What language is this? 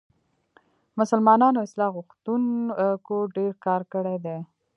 Pashto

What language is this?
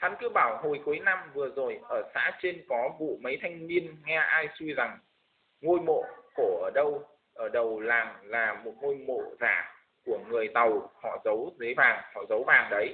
Vietnamese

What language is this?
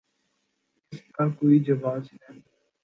Urdu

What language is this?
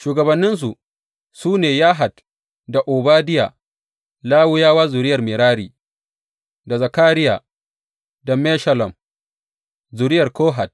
Hausa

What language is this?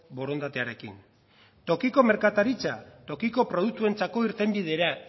Basque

